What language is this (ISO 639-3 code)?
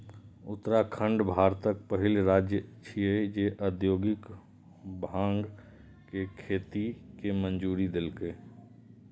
mai